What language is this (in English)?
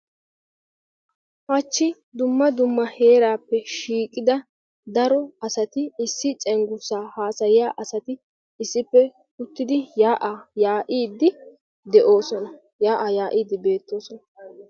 Wolaytta